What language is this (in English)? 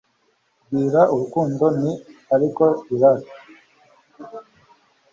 Kinyarwanda